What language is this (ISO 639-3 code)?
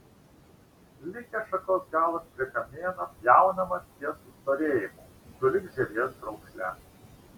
lit